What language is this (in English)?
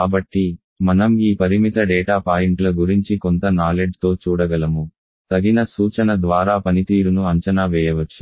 Telugu